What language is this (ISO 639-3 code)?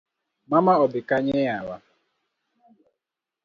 luo